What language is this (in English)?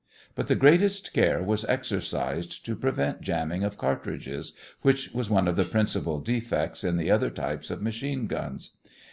English